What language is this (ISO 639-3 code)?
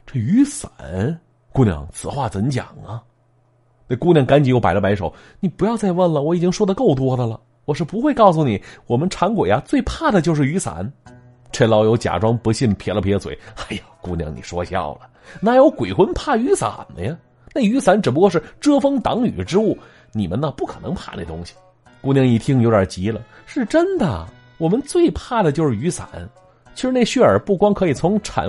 zho